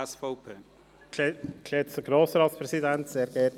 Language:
Swiss German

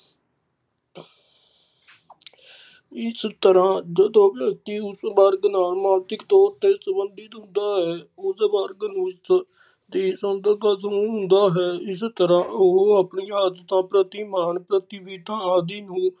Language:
Punjabi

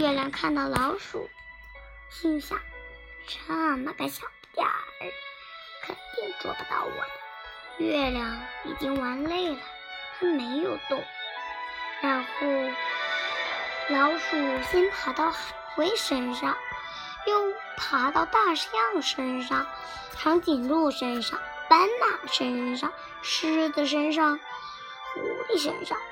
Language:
Chinese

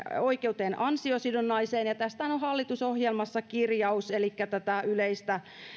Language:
Finnish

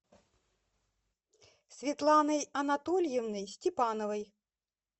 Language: Russian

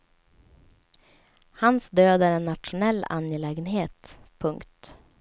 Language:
Swedish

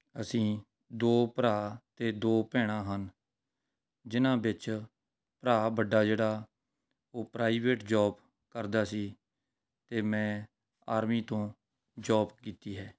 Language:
Punjabi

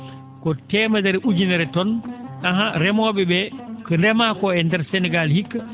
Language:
Fula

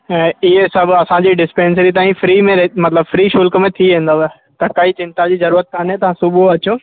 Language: Sindhi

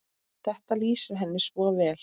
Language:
Icelandic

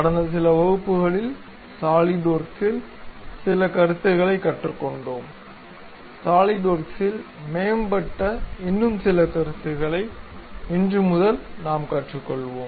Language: Tamil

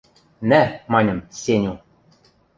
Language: Western Mari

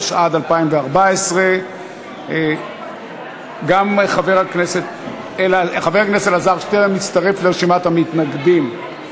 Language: Hebrew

